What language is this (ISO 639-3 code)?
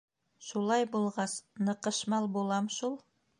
bak